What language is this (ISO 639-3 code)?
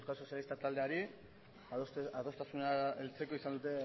eus